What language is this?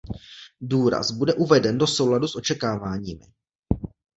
Czech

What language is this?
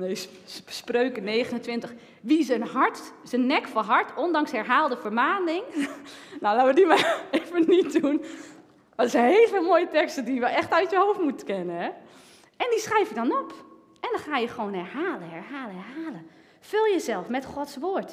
Dutch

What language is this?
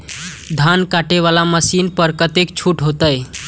Maithili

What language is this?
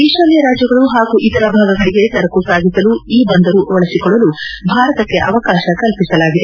Kannada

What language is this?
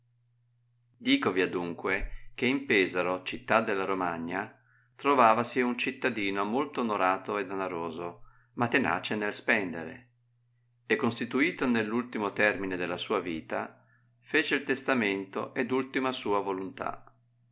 Italian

